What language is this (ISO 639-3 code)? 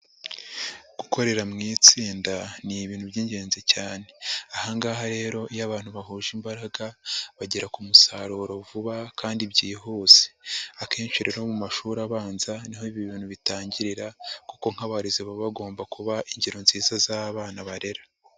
kin